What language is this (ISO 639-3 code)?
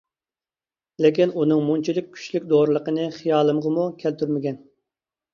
uig